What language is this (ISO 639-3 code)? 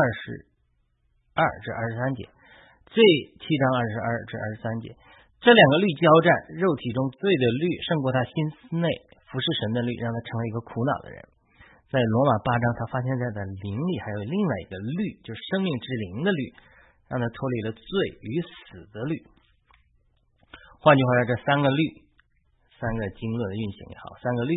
zho